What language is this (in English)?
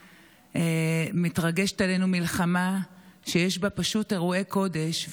Hebrew